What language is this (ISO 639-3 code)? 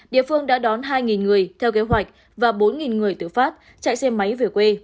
vie